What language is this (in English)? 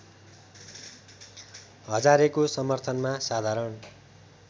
Nepali